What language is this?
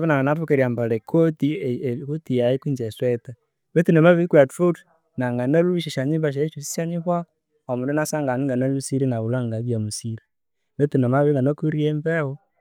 Konzo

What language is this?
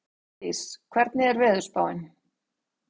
Icelandic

